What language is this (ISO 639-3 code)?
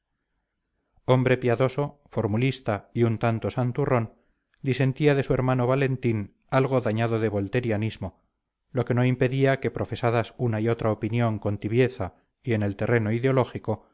spa